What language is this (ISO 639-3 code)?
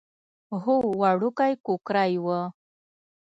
pus